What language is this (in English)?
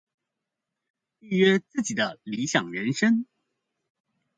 Chinese